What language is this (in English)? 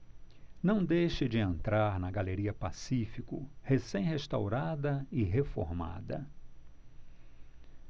Portuguese